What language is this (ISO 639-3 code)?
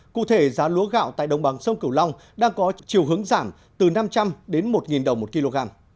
vie